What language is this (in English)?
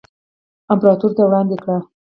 Pashto